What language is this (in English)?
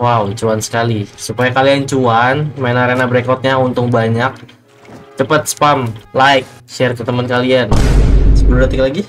Indonesian